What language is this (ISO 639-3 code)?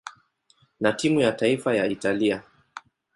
swa